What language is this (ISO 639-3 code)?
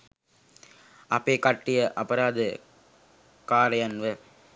sin